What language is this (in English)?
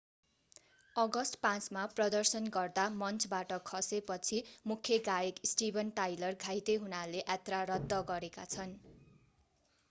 Nepali